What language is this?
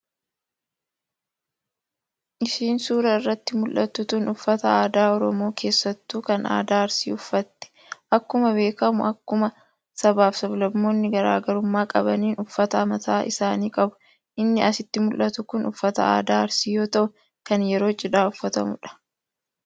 Oromo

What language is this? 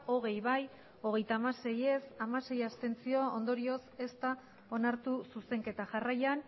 Basque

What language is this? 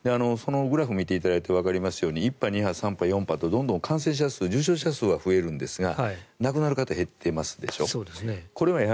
Japanese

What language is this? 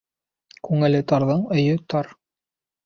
Bashkir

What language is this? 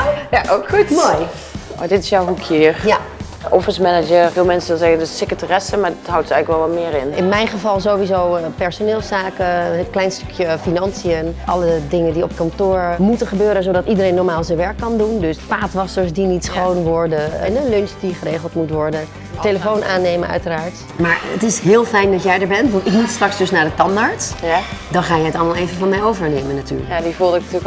Dutch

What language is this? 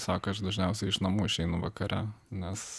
Lithuanian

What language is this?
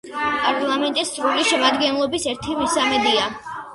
Georgian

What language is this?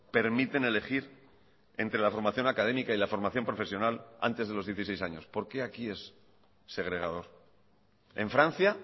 Spanish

